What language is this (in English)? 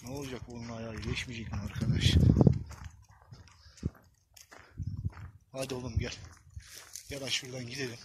Turkish